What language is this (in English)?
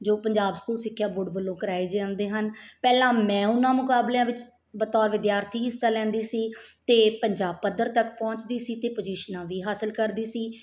Punjabi